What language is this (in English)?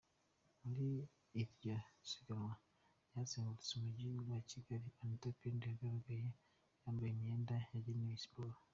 Kinyarwanda